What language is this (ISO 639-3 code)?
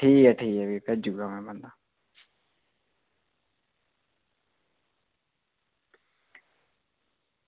doi